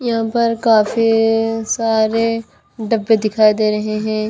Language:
Hindi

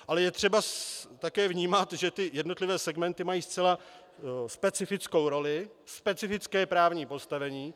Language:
Czech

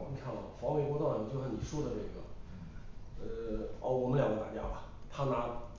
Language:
Chinese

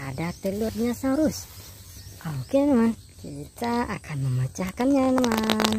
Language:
Indonesian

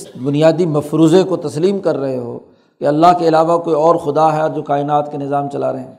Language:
Urdu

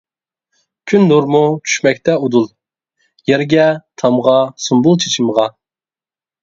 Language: Uyghur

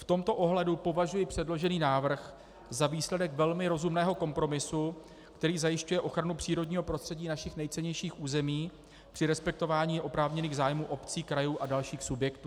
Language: Czech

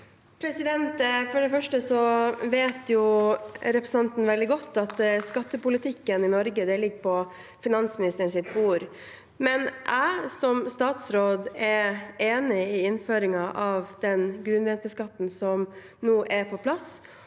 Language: Norwegian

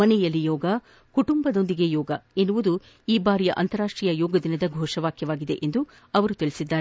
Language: Kannada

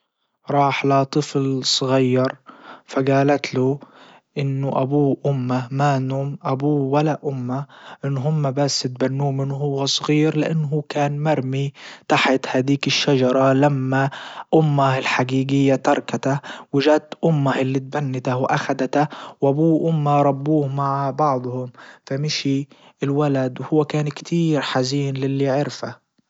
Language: Libyan Arabic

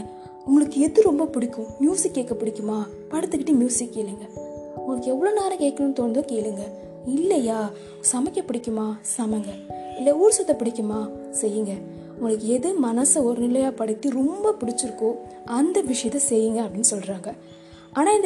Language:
Tamil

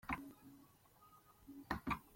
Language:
Kinyarwanda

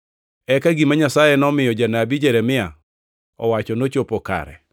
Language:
Luo (Kenya and Tanzania)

